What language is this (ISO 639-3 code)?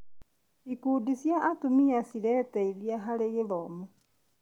kik